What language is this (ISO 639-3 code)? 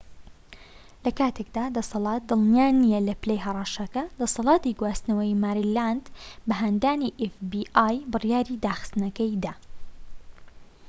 ckb